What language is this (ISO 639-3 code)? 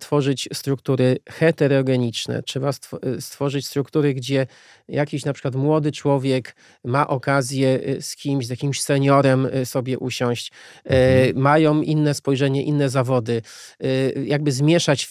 pol